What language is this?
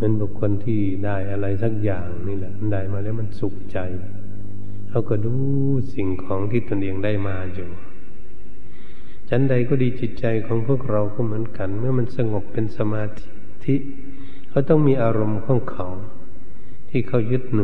Thai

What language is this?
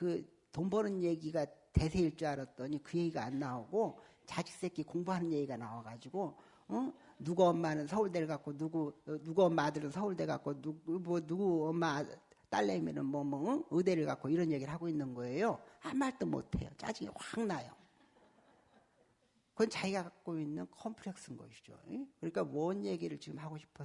Korean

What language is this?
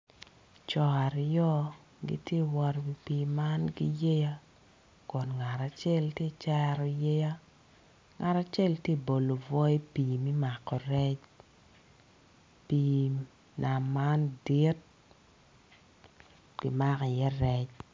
Acoli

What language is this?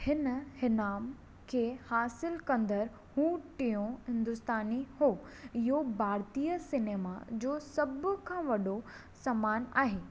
Sindhi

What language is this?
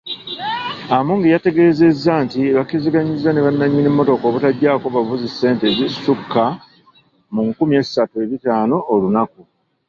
Ganda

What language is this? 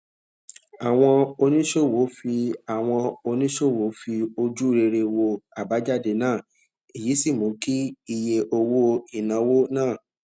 Yoruba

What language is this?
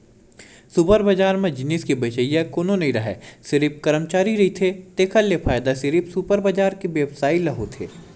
Chhattisgarhi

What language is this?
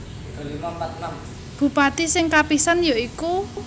Javanese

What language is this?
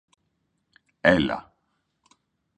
Greek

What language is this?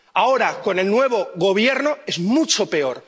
Spanish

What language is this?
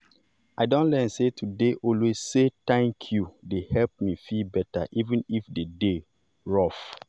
Nigerian Pidgin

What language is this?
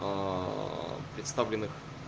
Russian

